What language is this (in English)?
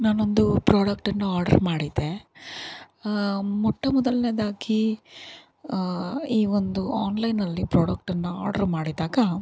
Kannada